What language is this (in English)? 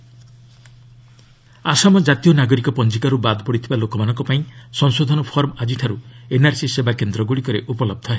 Odia